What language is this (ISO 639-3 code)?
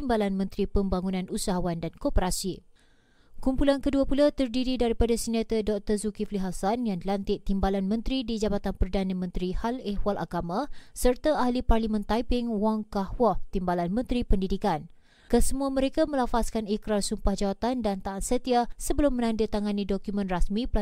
msa